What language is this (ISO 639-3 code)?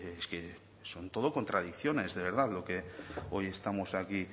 spa